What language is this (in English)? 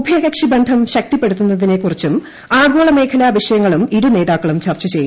Malayalam